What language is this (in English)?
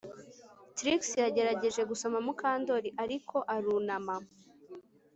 Kinyarwanda